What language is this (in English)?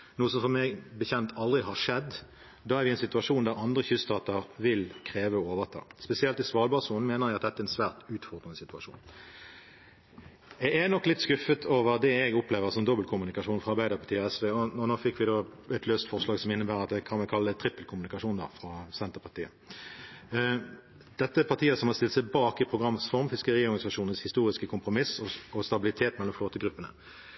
Norwegian Bokmål